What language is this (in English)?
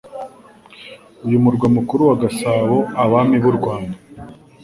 Kinyarwanda